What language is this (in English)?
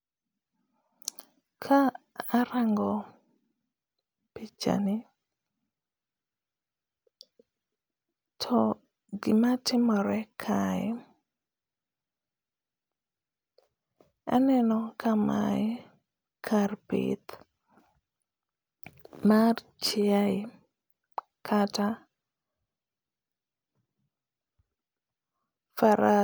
Luo (Kenya and Tanzania)